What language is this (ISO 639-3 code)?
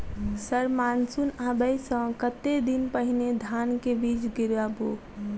mai